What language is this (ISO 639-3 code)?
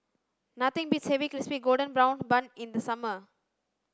eng